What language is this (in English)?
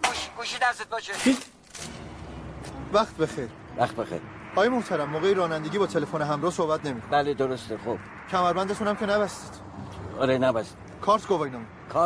Persian